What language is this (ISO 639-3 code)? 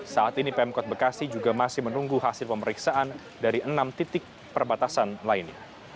ind